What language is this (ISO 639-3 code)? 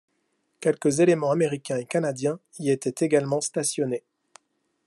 fra